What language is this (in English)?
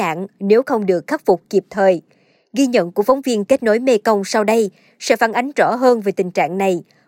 Vietnamese